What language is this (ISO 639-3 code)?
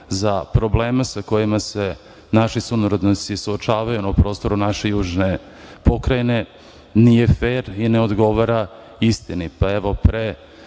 srp